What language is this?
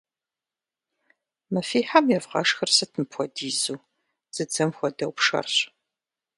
Kabardian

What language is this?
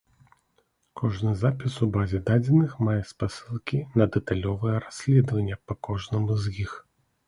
Belarusian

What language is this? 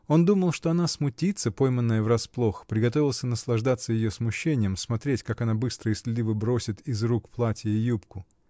Russian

